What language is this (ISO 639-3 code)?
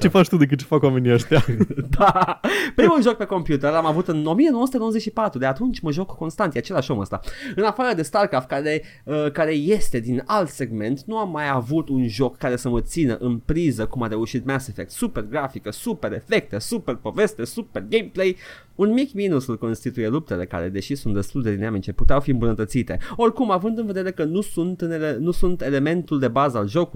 ron